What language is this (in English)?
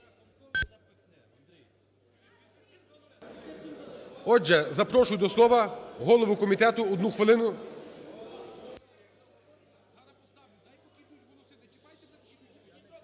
Ukrainian